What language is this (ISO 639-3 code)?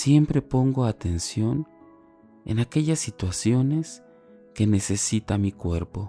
spa